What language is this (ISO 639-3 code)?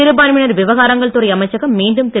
tam